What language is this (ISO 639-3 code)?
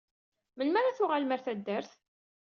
kab